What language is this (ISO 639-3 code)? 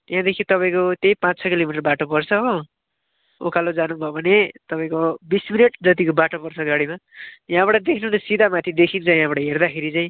nep